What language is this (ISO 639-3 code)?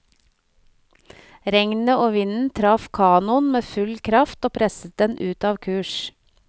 nor